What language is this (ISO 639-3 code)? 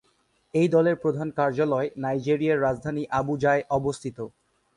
ben